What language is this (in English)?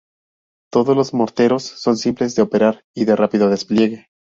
Spanish